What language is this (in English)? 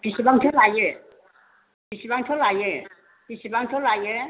Bodo